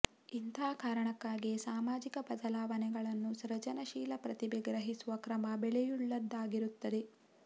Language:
Kannada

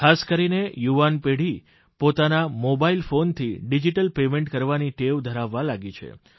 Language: Gujarati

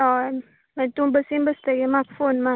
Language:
Konkani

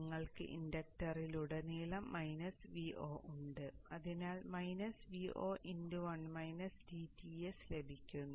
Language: Malayalam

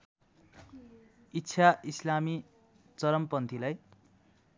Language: Nepali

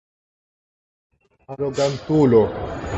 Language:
Esperanto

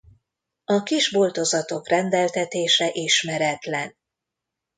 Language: Hungarian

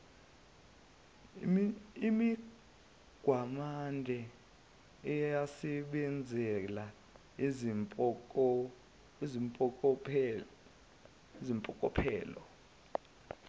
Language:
Zulu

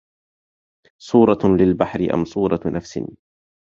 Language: Arabic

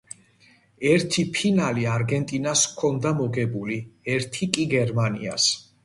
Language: Georgian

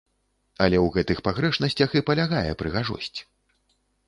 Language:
Belarusian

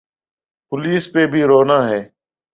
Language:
Urdu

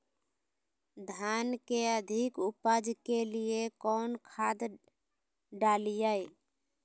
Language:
Magahi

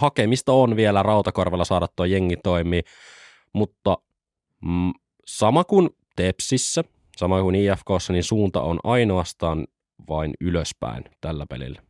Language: Finnish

